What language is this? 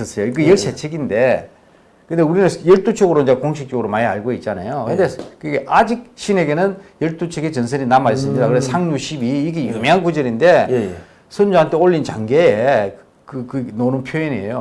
Korean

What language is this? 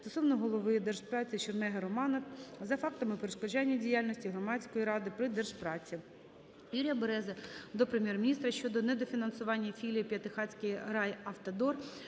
Ukrainian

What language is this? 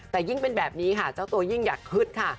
Thai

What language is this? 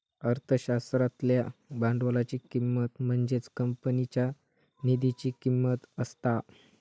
Marathi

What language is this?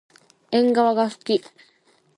Japanese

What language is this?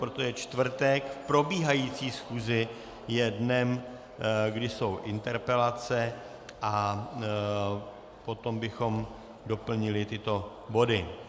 Czech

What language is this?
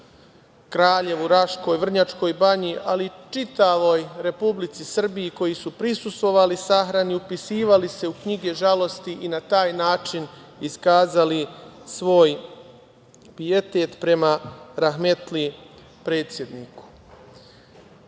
Serbian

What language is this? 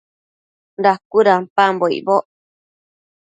Matsés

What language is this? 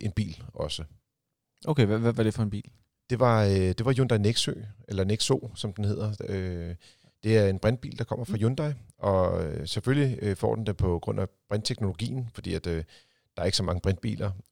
Danish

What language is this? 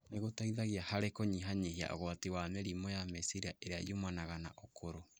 Kikuyu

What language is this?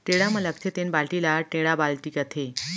Chhattisgarhi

